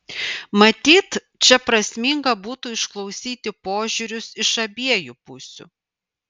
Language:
Lithuanian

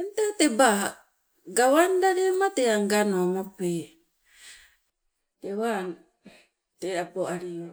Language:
Sibe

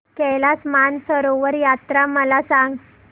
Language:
Marathi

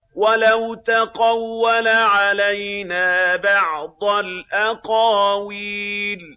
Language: Arabic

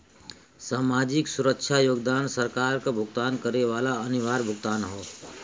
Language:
Bhojpuri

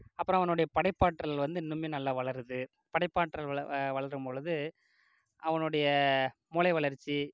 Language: Tamil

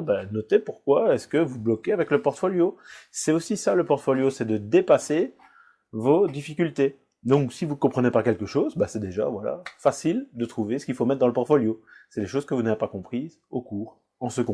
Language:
French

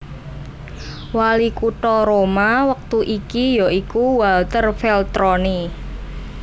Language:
Javanese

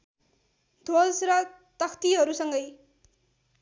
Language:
Nepali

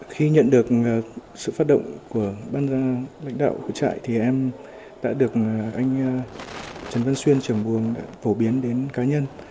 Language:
Vietnamese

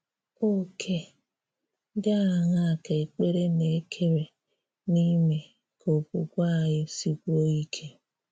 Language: Igbo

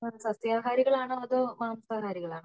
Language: Malayalam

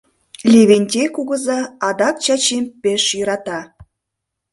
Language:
Mari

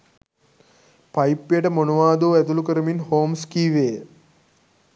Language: Sinhala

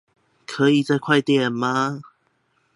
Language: Chinese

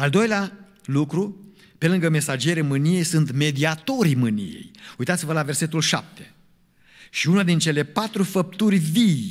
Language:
Romanian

